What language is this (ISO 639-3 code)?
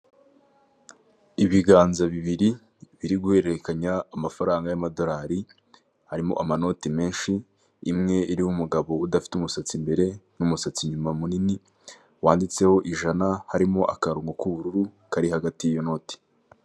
kin